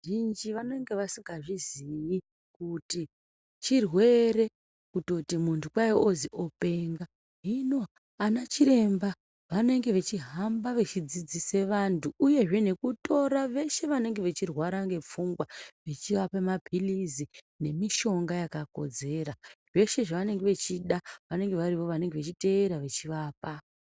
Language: Ndau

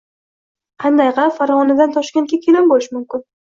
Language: Uzbek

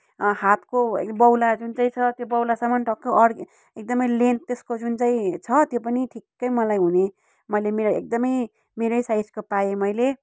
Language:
Nepali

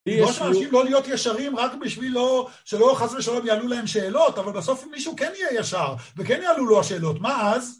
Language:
Hebrew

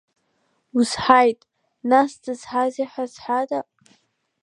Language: Abkhazian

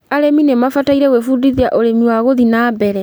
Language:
Kikuyu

